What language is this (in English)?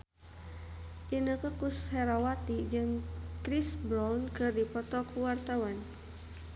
Sundanese